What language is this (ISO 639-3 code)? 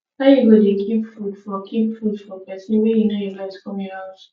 pcm